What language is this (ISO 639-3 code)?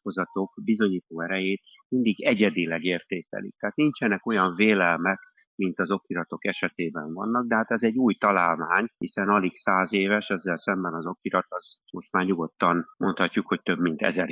hun